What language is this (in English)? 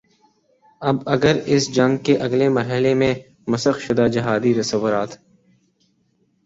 Urdu